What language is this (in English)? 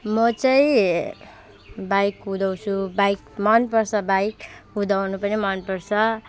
Nepali